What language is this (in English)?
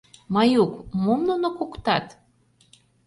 Mari